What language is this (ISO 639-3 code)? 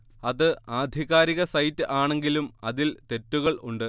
mal